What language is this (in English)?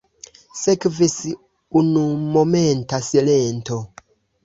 Esperanto